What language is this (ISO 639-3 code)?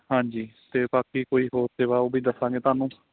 pan